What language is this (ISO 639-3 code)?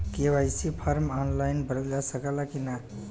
bho